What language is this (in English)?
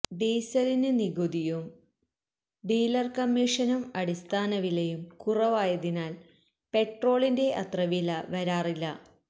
Malayalam